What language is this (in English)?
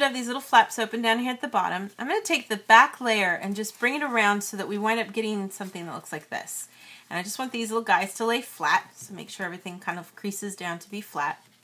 English